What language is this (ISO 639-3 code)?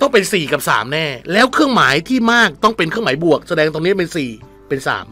tha